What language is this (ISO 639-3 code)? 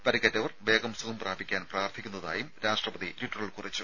mal